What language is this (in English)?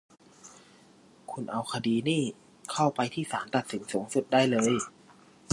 Thai